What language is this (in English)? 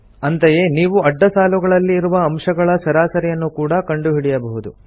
Kannada